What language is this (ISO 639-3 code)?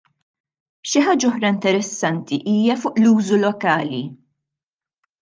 mlt